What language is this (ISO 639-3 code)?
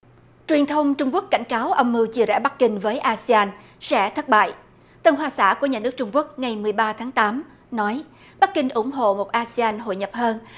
vie